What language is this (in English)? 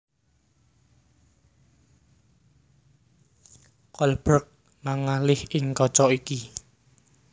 Javanese